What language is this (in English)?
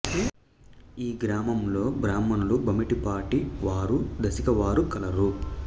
Telugu